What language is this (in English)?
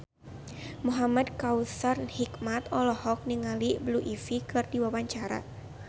Sundanese